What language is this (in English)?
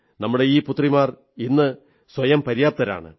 Malayalam